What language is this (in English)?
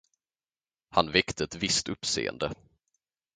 Swedish